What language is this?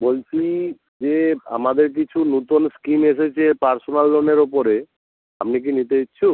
Bangla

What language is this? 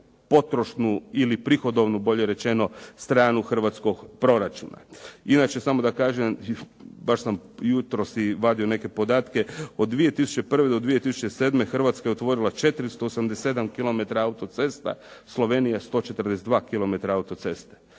Croatian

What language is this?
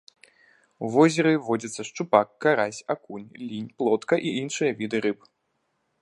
Belarusian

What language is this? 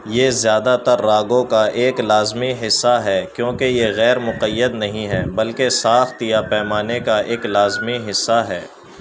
Urdu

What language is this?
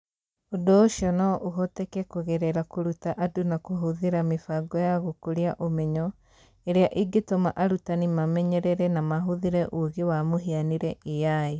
Kikuyu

